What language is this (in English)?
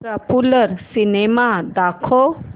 Marathi